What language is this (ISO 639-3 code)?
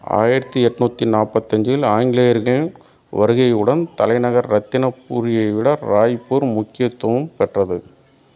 tam